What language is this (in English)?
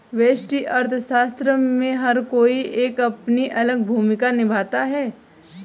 Hindi